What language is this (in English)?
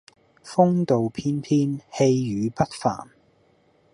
Cantonese